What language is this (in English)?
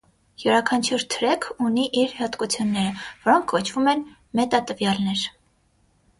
Armenian